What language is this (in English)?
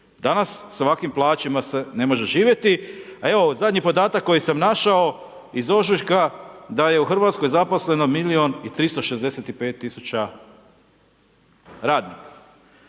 Croatian